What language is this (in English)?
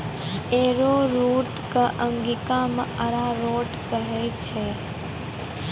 Maithili